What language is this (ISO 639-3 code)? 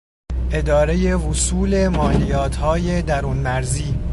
fas